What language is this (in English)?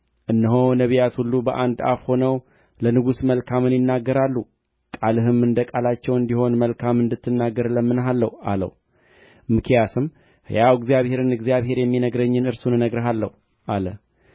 Amharic